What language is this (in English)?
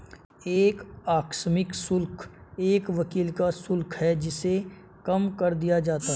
Hindi